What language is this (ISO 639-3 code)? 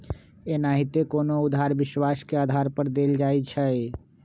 mag